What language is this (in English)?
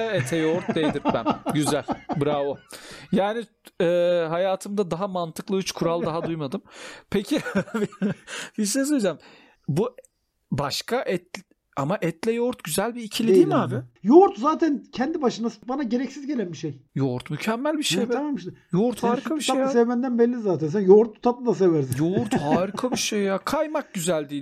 Turkish